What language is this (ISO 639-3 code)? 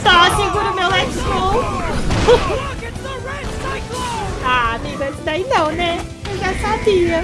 por